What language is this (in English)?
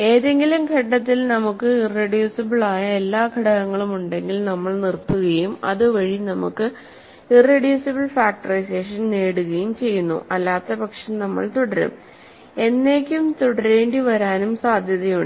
Malayalam